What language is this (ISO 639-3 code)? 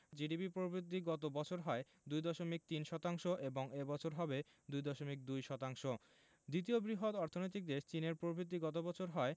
ben